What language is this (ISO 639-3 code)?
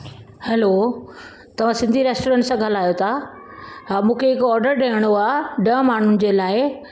snd